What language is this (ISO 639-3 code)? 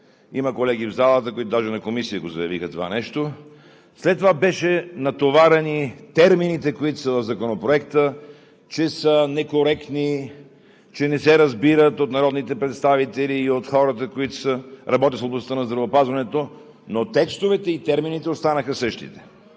bul